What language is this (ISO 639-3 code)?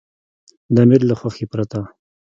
pus